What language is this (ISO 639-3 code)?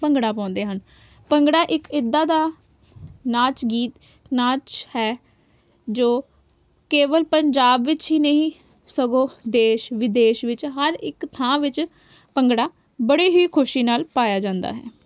pan